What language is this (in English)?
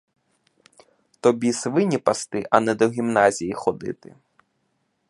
Ukrainian